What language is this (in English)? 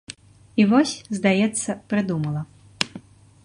Belarusian